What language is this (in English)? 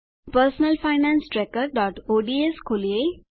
Gujarati